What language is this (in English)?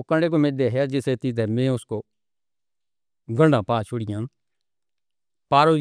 Northern Hindko